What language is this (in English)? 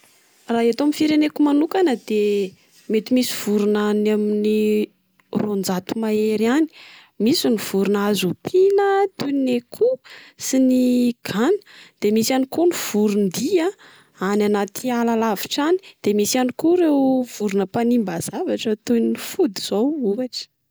Malagasy